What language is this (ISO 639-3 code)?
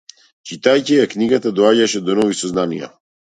mkd